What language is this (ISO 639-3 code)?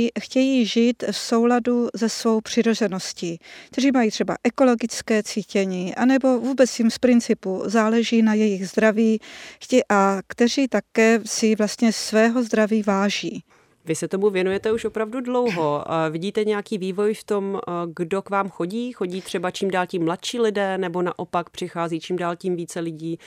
ces